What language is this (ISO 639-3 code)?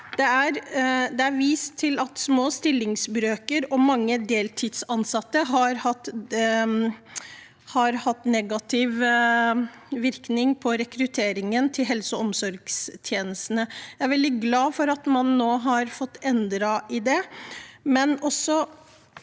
nor